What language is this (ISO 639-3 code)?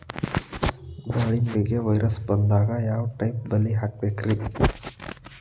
kan